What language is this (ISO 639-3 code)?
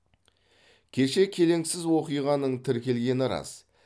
kaz